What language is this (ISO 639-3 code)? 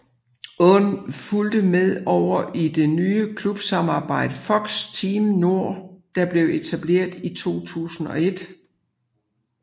dan